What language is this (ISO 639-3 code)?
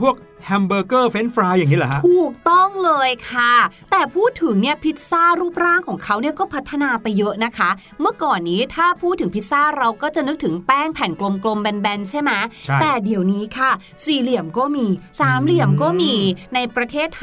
tha